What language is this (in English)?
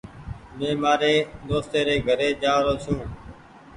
Goaria